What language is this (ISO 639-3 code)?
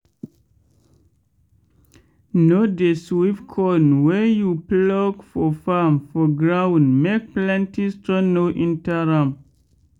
pcm